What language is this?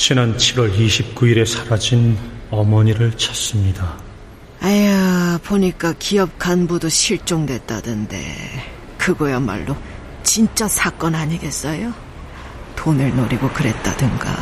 Korean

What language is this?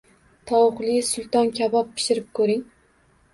Uzbek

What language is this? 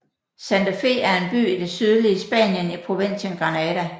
Danish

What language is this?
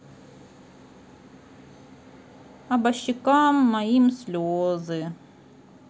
Russian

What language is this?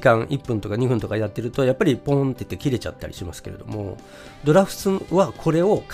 Japanese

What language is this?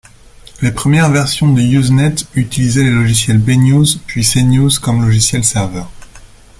French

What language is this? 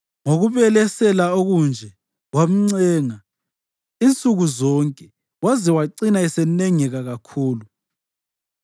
North Ndebele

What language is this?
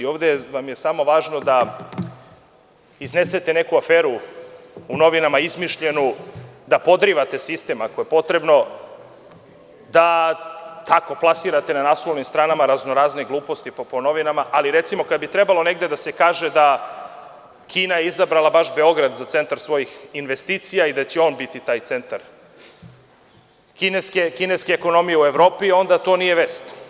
Serbian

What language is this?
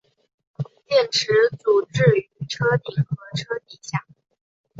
Chinese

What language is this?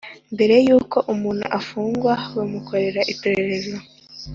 Kinyarwanda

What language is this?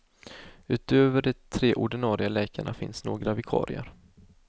Swedish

